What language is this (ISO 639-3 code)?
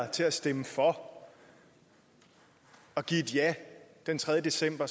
dan